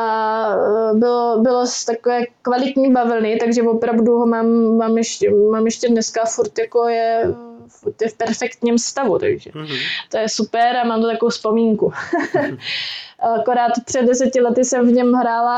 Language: Czech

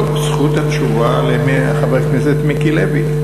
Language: Hebrew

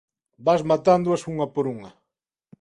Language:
Galician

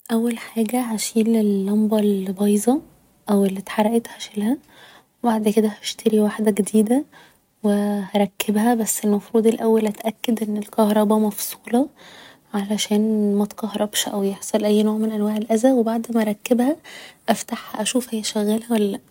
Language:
Egyptian Arabic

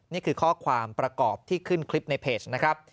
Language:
Thai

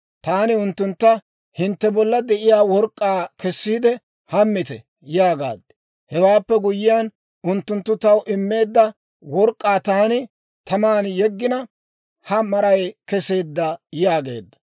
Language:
Dawro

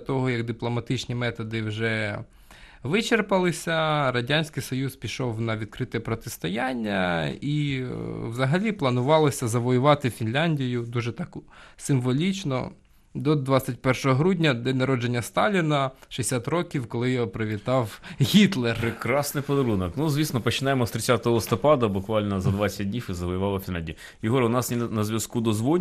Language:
Ukrainian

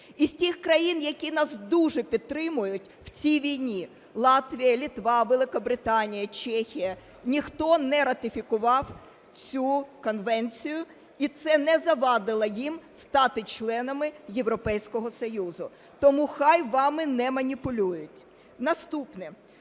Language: Ukrainian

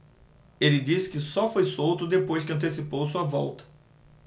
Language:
Portuguese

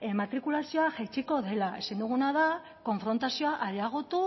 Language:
Basque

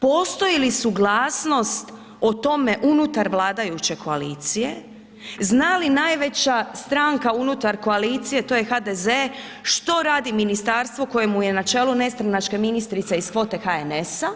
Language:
Croatian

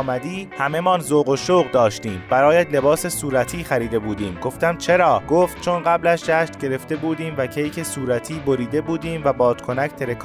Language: Persian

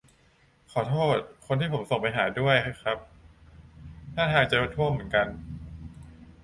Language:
Thai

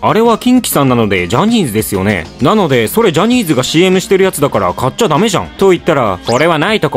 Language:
Japanese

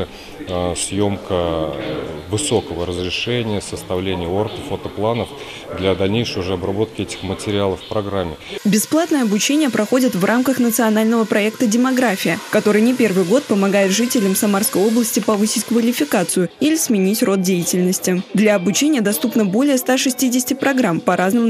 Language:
Russian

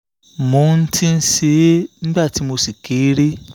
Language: Yoruba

